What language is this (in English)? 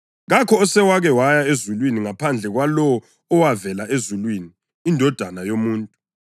North Ndebele